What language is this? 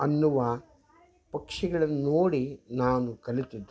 Kannada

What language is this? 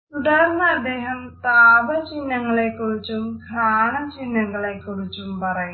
Malayalam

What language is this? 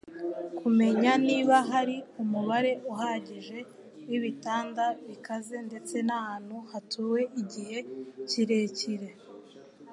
Kinyarwanda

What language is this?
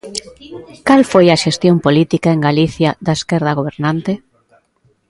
Galician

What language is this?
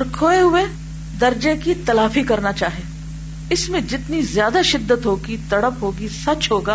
Urdu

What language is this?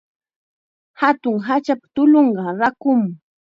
Chiquián Ancash Quechua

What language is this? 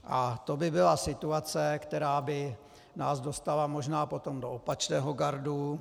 Czech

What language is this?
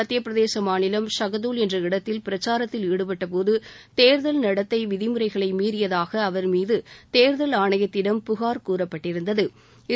Tamil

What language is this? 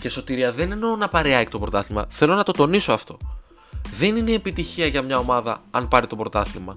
Greek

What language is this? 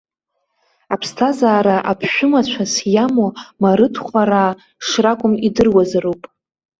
Abkhazian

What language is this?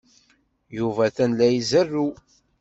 Kabyle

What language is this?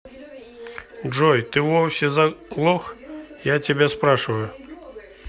Russian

